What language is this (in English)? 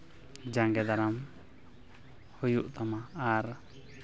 Santali